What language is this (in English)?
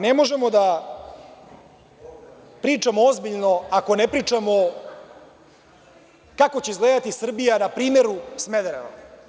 Serbian